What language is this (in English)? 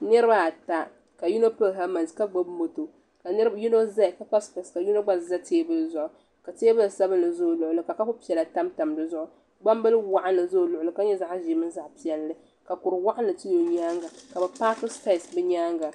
Dagbani